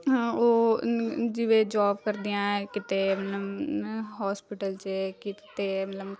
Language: Punjabi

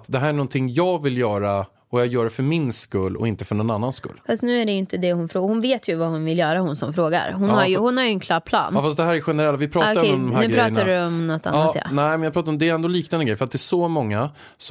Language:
Swedish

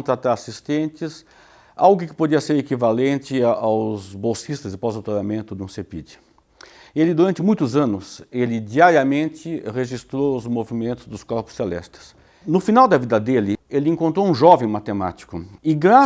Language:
Portuguese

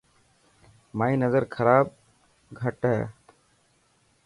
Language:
Dhatki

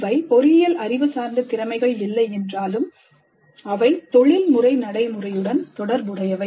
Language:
Tamil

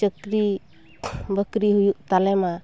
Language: Santali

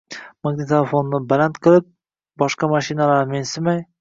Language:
Uzbek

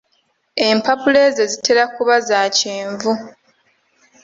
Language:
Ganda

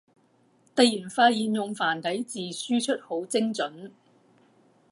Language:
Cantonese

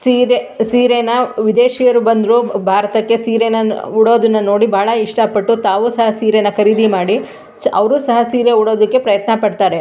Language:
Kannada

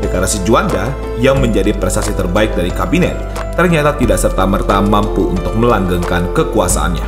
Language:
Indonesian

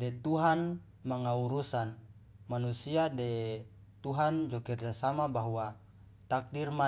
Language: Loloda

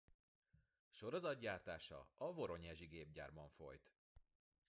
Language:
Hungarian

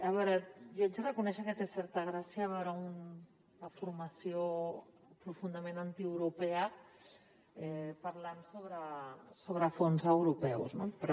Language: Catalan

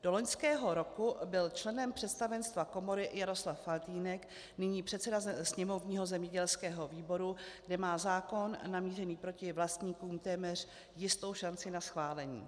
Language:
Czech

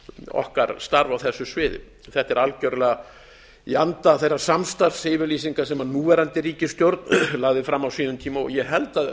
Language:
Icelandic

